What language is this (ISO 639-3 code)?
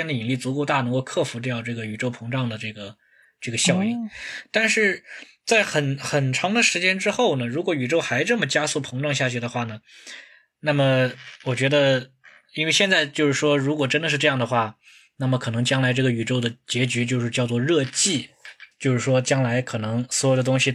zho